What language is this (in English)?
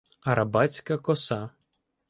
Ukrainian